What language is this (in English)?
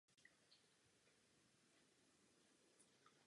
Czech